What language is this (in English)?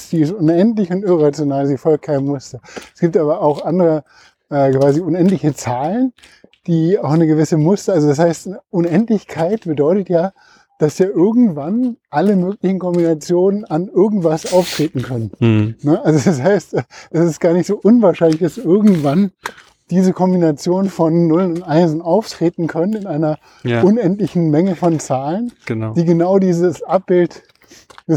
German